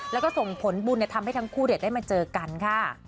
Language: Thai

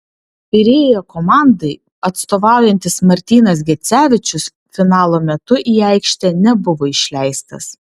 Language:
Lithuanian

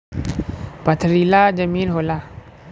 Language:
Bhojpuri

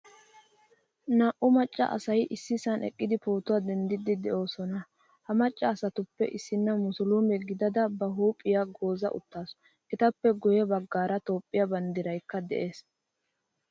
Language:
Wolaytta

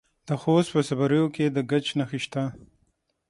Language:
Pashto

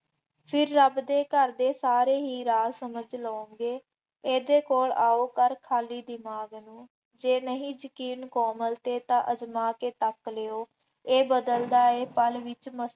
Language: Punjabi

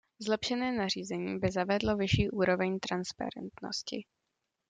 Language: Czech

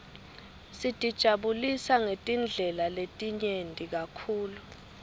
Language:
Swati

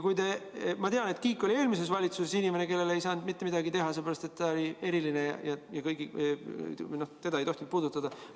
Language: Estonian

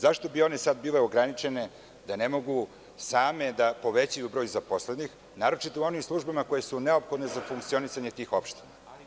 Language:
Serbian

